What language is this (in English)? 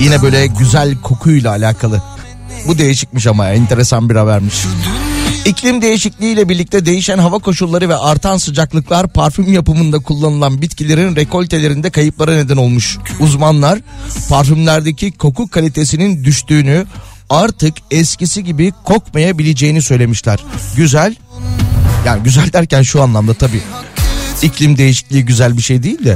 Turkish